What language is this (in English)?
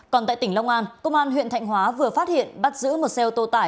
Vietnamese